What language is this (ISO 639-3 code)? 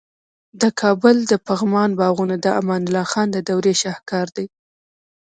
pus